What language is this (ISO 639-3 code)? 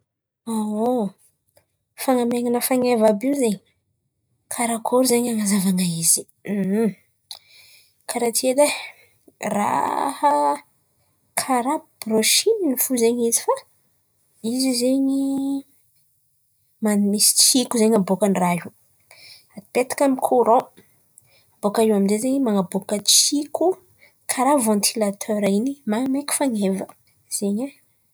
xmv